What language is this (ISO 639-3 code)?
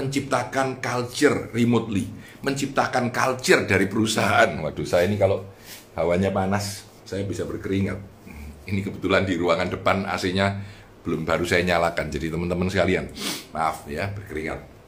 ind